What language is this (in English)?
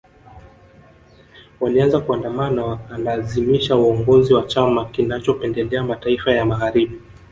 Swahili